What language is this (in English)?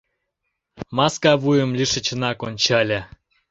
Mari